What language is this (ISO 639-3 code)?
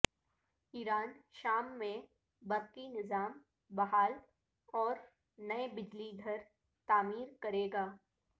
urd